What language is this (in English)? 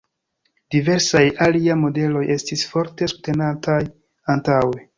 Esperanto